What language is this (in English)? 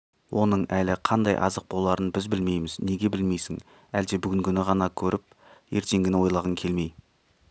Kazakh